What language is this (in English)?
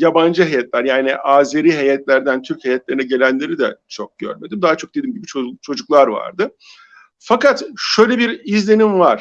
Turkish